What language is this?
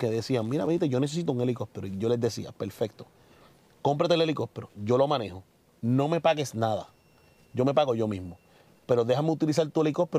Spanish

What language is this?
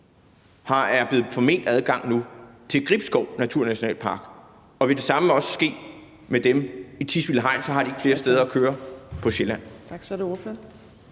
Danish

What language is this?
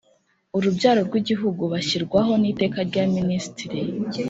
Kinyarwanda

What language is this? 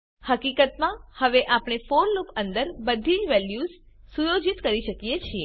Gujarati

